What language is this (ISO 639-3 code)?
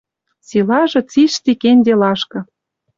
mrj